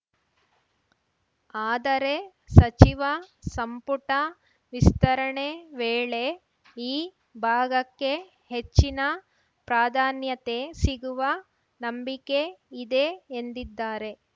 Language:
Kannada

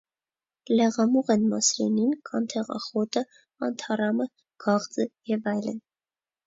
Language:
Armenian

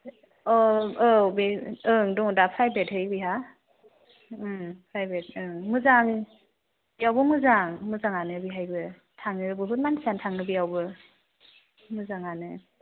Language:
Bodo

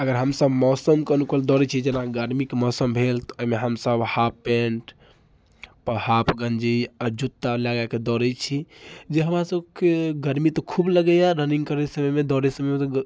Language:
Maithili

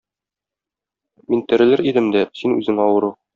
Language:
Tatar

